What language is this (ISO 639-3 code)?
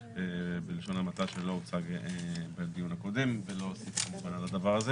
heb